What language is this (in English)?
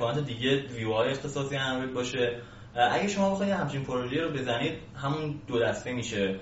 Persian